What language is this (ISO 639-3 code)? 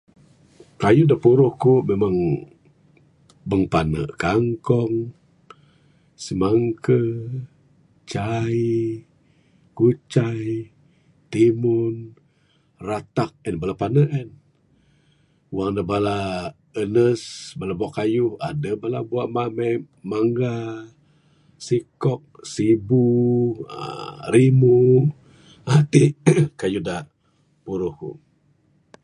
sdo